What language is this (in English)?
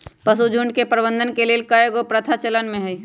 Magahi